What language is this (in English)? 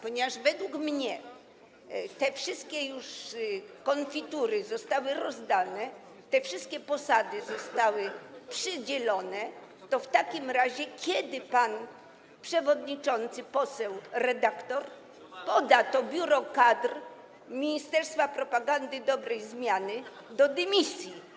Polish